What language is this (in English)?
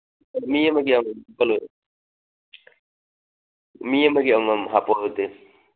Manipuri